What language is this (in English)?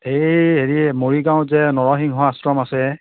Assamese